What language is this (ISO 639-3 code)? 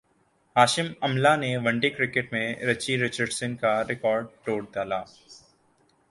urd